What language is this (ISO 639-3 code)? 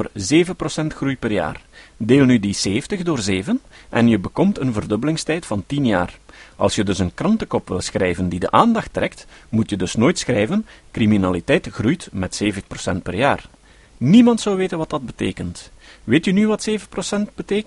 nld